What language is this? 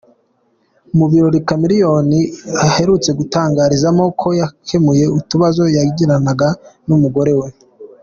Kinyarwanda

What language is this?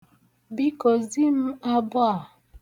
Igbo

